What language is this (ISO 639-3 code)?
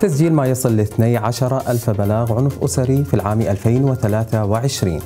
ara